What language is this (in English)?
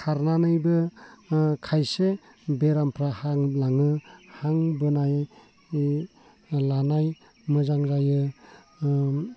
Bodo